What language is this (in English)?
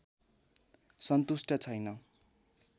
Nepali